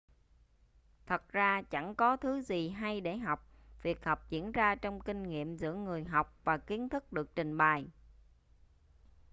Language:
Vietnamese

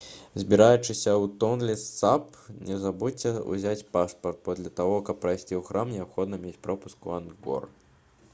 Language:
Belarusian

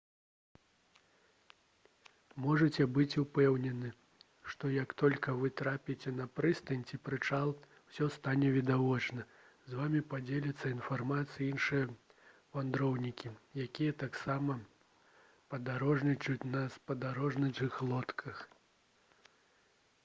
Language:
Belarusian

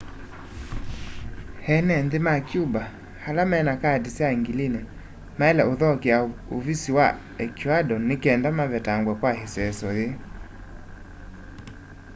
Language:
Kamba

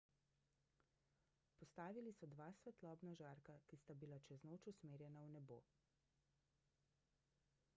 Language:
Slovenian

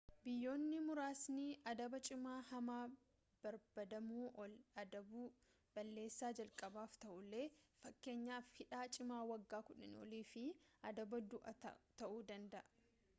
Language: Oromo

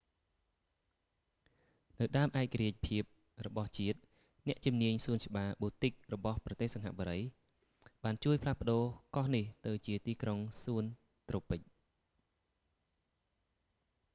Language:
Khmer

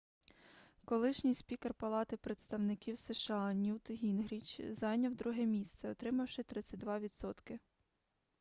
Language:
Ukrainian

